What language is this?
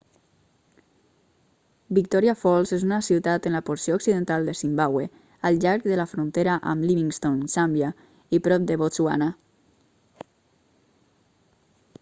Catalan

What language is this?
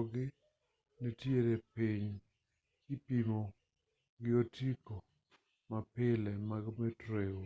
Luo (Kenya and Tanzania)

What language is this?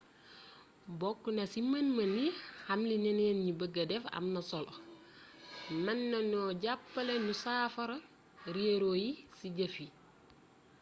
Wolof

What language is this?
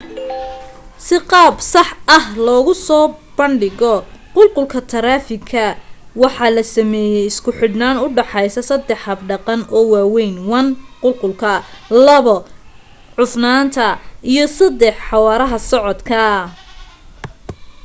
Somali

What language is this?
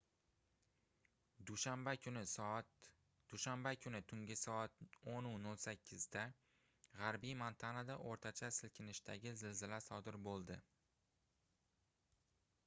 Uzbek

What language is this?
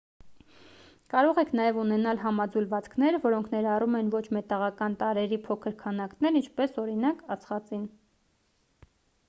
Armenian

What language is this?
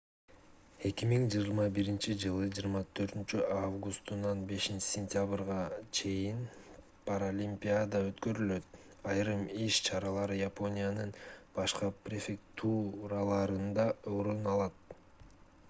Kyrgyz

